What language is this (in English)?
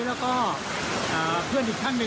Thai